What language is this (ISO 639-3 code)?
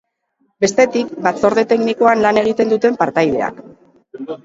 eus